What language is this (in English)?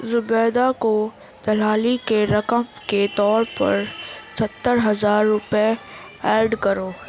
Urdu